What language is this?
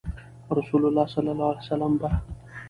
Pashto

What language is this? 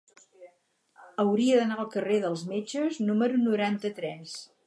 Catalan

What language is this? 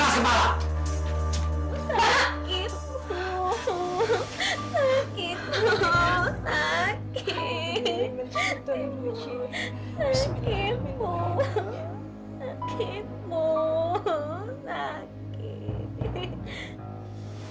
Indonesian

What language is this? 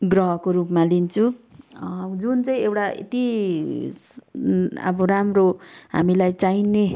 Nepali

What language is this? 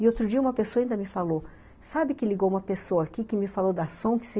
Portuguese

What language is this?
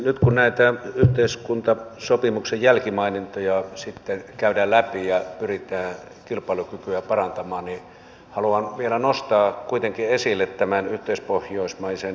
Finnish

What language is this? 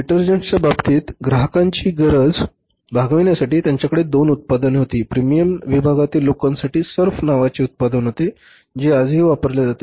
Marathi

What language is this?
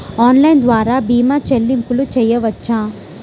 Telugu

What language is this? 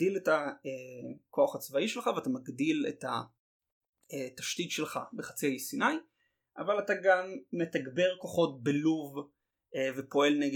Hebrew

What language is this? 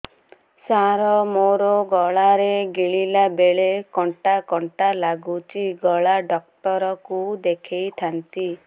Odia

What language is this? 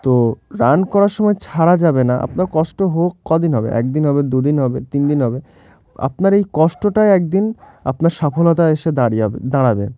Bangla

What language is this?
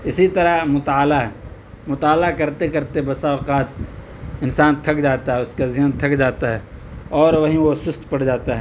Urdu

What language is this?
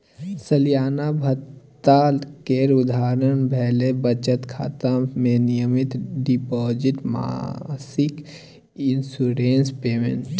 Maithili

